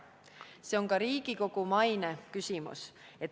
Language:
Estonian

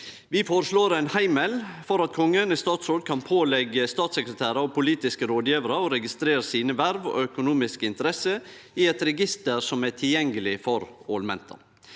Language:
Norwegian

